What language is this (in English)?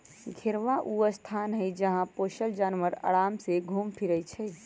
Magahi